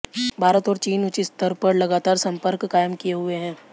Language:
Hindi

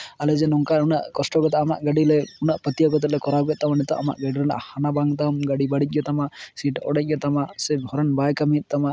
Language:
Santali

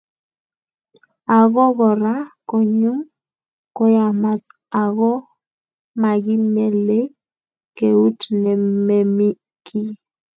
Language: Kalenjin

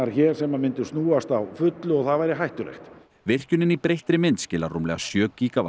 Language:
Icelandic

